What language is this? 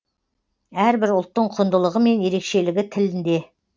Kazakh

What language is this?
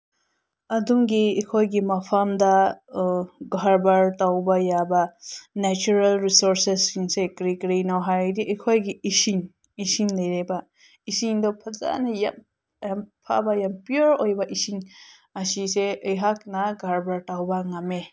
Manipuri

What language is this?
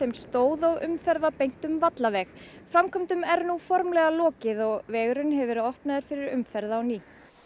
Icelandic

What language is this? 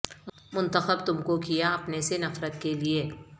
Urdu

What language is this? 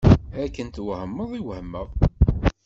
Kabyle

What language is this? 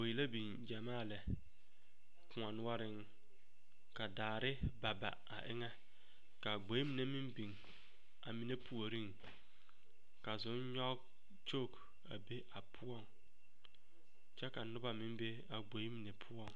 Southern Dagaare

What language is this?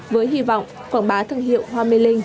Vietnamese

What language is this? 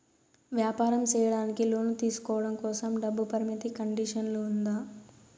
Telugu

